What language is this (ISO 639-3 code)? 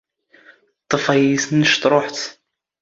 zgh